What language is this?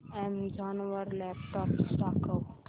Marathi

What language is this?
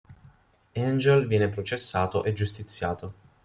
Italian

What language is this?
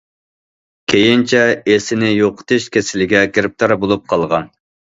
Uyghur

